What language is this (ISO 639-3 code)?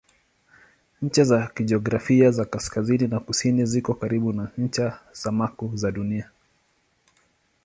swa